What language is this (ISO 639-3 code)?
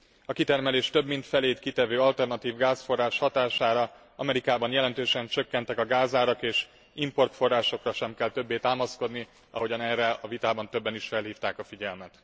hun